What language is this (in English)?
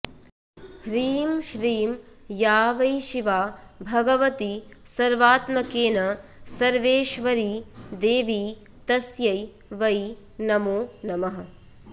Sanskrit